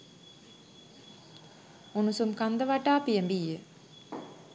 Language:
Sinhala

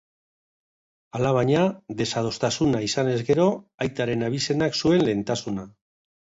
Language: Basque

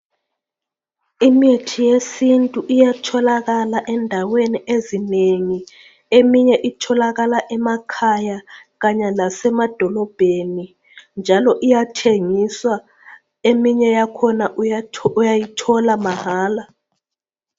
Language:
North Ndebele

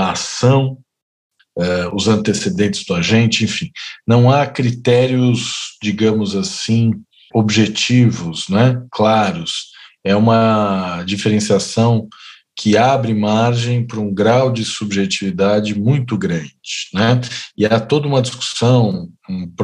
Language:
Portuguese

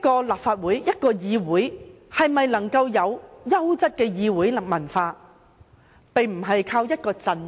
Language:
Cantonese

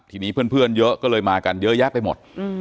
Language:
Thai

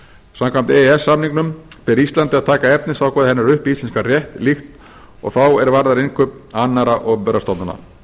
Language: Icelandic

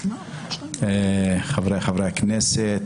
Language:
Hebrew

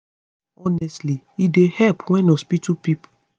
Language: Nigerian Pidgin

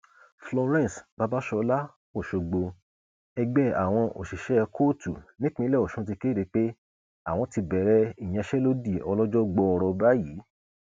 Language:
Yoruba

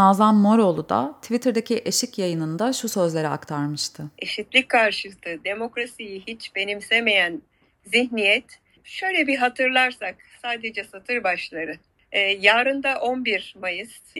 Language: Turkish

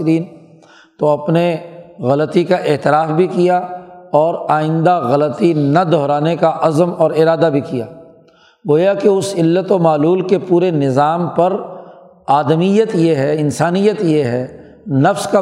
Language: Urdu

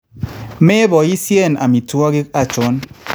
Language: Kalenjin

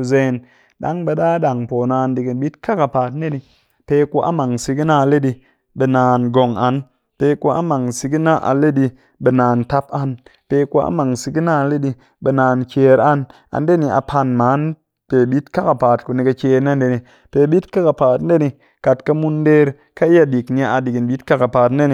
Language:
Cakfem-Mushere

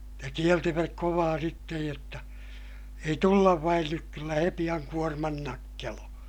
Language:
Finnish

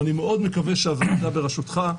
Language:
Hebrew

